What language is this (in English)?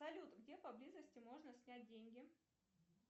Russian